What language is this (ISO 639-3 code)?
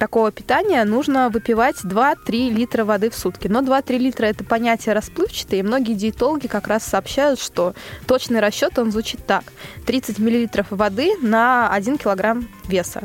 rus